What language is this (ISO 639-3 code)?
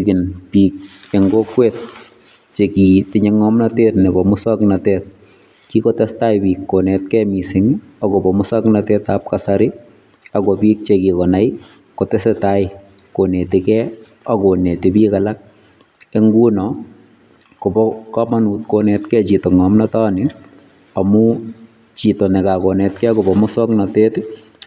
kln